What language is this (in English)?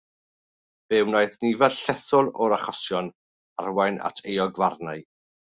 Welsh